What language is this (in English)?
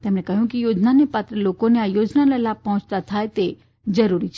Gujarati